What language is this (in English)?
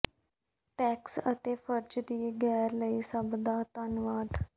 Punjabi